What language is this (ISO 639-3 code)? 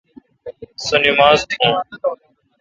xka